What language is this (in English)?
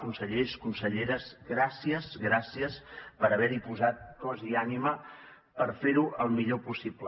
Catalan